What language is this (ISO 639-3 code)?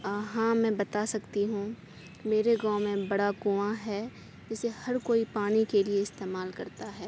urd